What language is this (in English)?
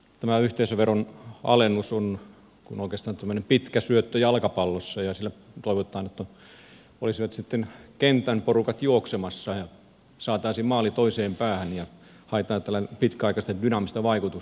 Finnish